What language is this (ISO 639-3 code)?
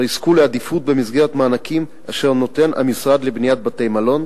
heb